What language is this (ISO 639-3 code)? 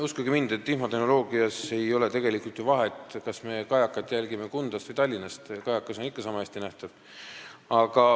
est